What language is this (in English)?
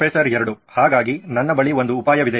Kannada